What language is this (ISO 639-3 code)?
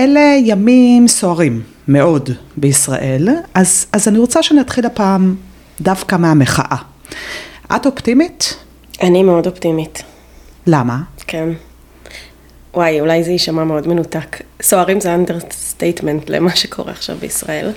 heb